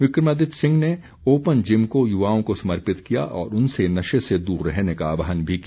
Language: Hindi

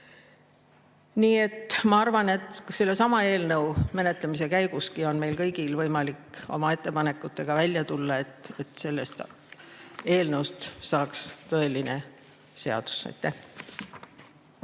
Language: Estonian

